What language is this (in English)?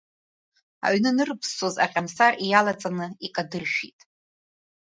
Abkhazian